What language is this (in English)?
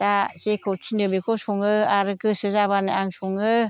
Bodo